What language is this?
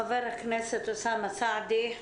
Hebrew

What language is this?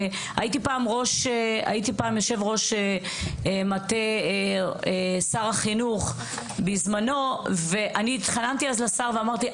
Hebrew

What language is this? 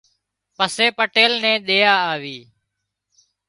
Wadiyara Koli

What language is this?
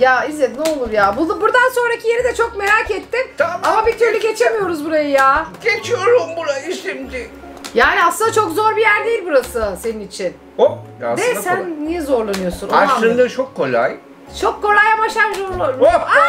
Turkish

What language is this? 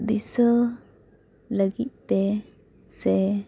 Santali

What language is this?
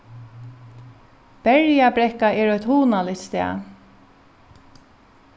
Faroese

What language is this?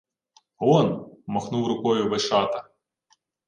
Ukrainian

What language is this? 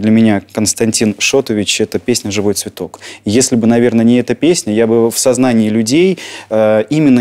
Russian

